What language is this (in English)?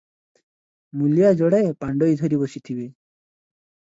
Odia